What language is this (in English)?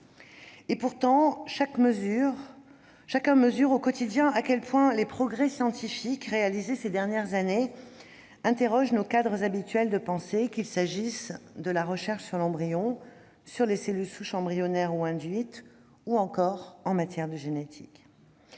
French